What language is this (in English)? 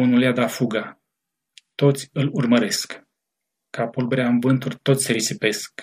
Romanian